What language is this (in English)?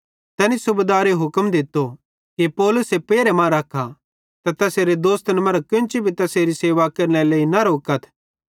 Bhadrawahi